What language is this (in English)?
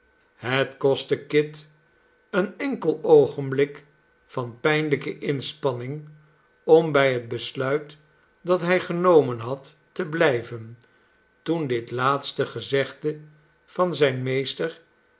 Dutch